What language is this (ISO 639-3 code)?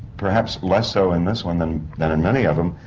eng